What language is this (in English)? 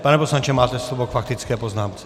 Czech